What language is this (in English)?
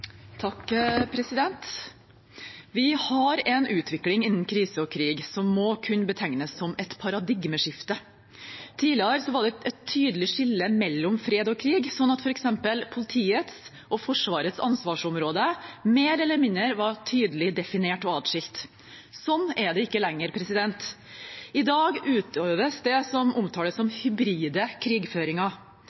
Norwegian